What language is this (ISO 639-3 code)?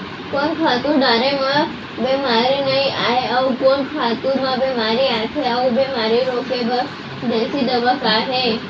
hne